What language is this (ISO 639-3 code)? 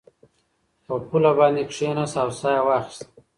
pus